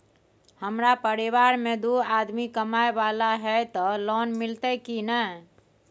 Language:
Maithili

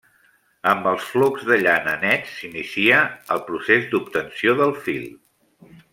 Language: Catalan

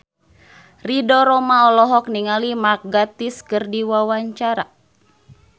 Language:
Sundanese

